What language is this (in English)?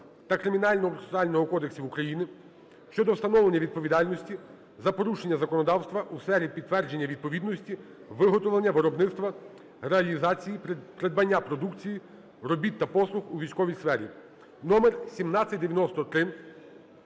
Ukrainian